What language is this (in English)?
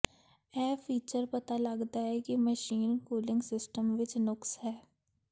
Punjabi